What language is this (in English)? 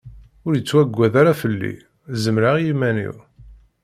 Kabyle